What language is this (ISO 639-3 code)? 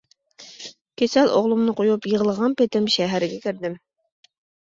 uig